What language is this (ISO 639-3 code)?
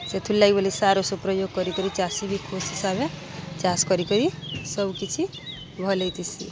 ori